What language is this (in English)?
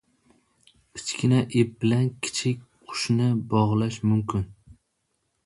Uzbek